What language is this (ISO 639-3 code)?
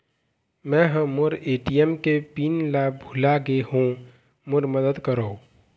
hne